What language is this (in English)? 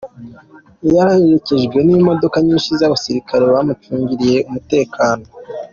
Kinyarwanda